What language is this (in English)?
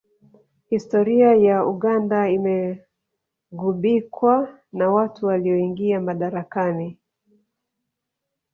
Swahili